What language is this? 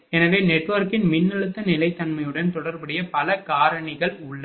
Tamil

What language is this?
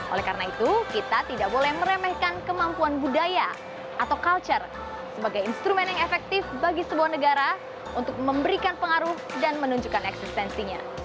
Indonesian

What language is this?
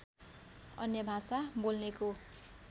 Nepali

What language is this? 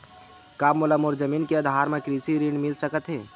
Chhattisgarhi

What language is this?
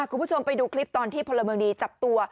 Thai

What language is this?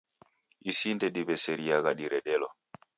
Taita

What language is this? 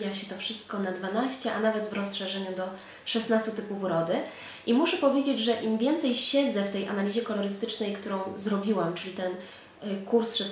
Polish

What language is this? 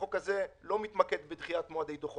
Hebrew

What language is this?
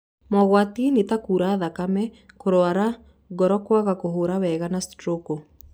Kikuyu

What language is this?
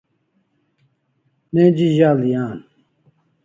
Kalasha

